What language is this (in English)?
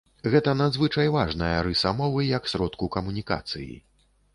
Belarusian